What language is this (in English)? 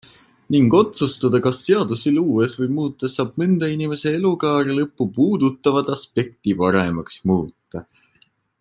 Estonian